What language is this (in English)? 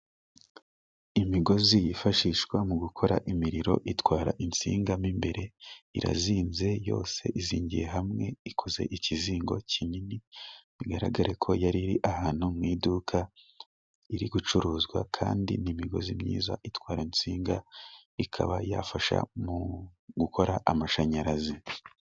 Kinyarwanda